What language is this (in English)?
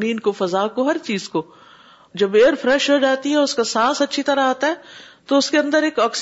Urdu